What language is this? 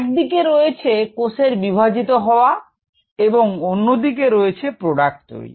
Bangla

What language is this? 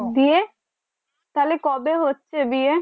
Bangla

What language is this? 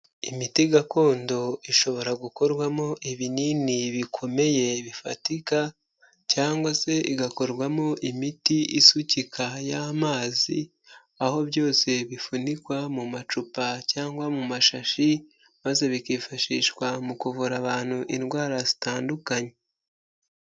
Kinyarwanda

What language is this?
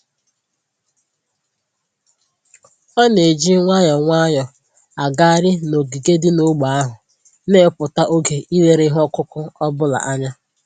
Igbo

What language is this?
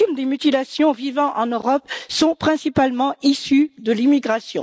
French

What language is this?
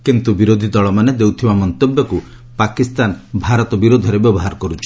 Odia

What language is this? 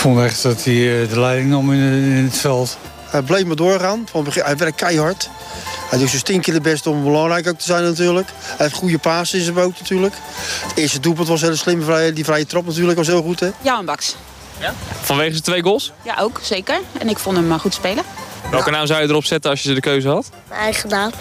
Dutch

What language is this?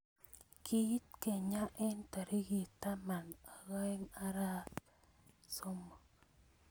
Kalenjin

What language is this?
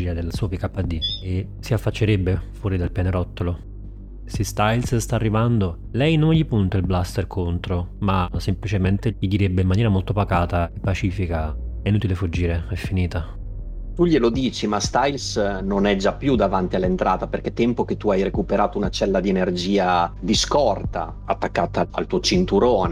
Italian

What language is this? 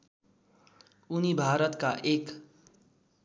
Nepali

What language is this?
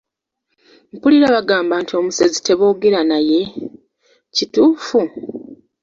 Ganda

